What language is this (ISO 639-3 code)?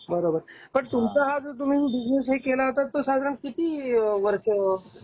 mar